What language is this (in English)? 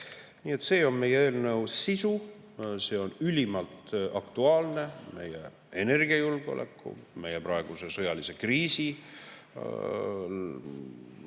Estonian